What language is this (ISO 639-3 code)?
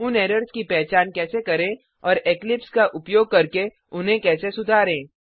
hin